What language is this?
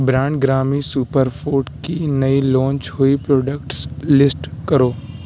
Urdu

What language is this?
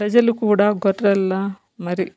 Telugu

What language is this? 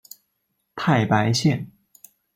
Chinese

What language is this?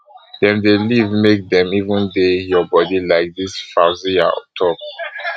Nigerian Pidgin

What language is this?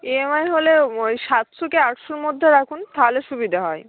Bangla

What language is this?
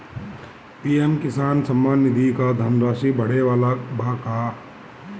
Bhojpuri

